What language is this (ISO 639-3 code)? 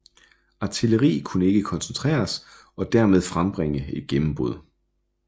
dan